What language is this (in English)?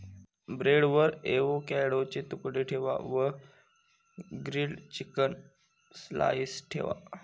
Marathi